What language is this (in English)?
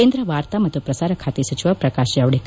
Kannada